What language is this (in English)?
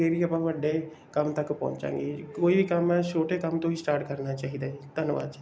Punjabi